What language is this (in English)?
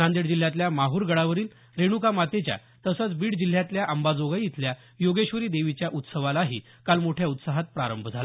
Marathi